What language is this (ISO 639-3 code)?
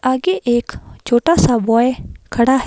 hin